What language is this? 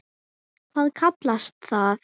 Icelandic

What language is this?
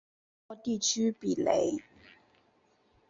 Chinese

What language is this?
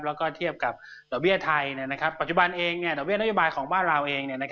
Thai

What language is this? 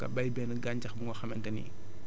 Wolof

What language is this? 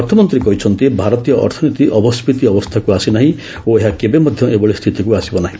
Odia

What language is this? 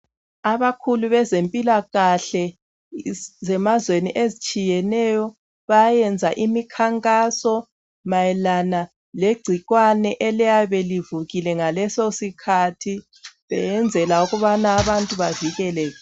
North Ndebele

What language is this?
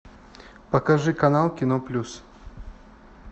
Russian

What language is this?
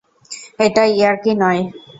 Bangla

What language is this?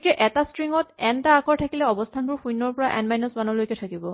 Assamese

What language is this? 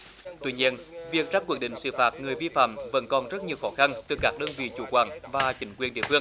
Vietnamese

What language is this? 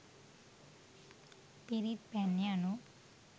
Sinhala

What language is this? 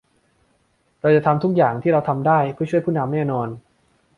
Thai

